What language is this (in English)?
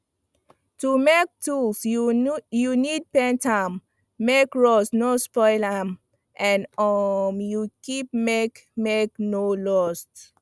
Nigerian Pidgin